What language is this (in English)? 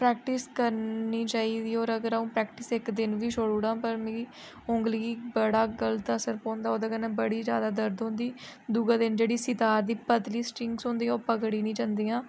Dogri